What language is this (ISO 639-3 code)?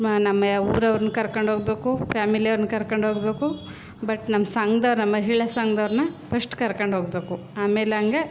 kan